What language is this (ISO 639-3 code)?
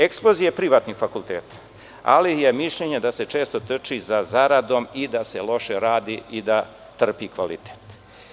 srp